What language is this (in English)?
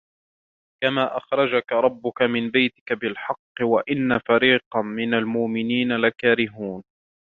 Arabic